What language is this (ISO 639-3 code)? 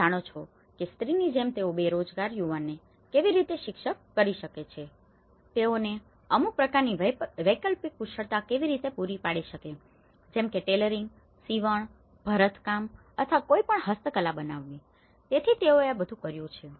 guj